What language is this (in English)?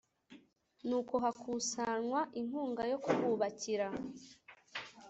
Kinyarwanda